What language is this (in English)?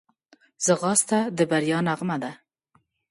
Pashto